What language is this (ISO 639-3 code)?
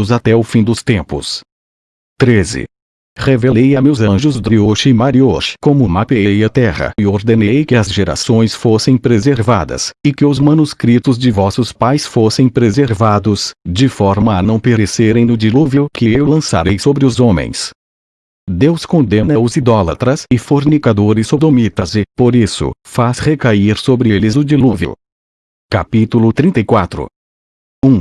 por